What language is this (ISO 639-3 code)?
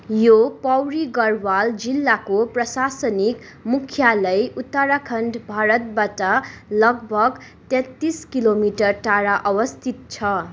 nep